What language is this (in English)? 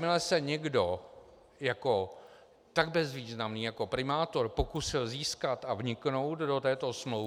Czech